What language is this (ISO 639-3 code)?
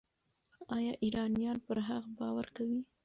pus